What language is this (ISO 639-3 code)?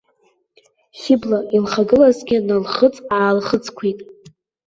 abk